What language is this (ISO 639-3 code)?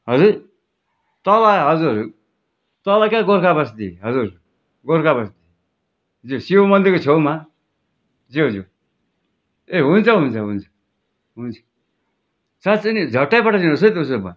nep